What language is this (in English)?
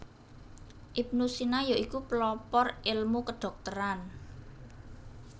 Javanese